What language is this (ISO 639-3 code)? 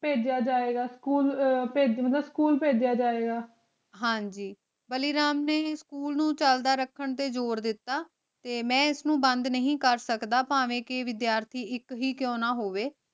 pan